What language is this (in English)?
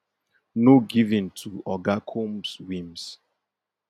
Nigerian Pidgin